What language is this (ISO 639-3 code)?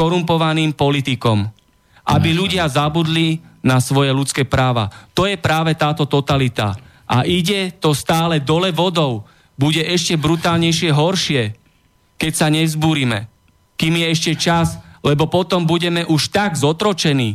slk